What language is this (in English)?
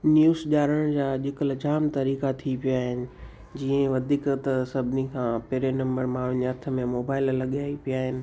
Sindhi